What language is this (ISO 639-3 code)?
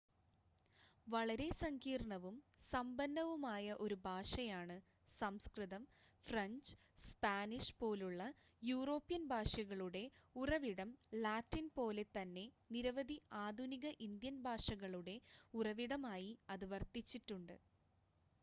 mal